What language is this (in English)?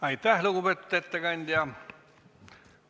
Estonian